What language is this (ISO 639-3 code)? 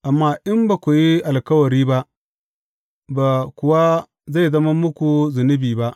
hau